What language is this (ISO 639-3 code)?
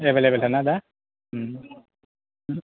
brx